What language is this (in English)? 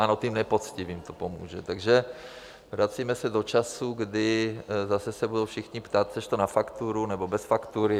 Czech